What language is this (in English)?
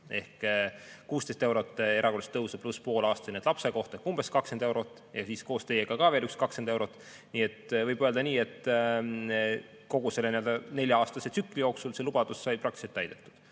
Estonian